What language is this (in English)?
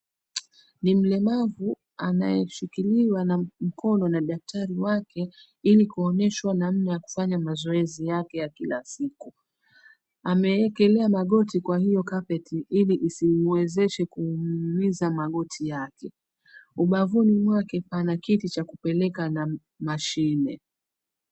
Swahili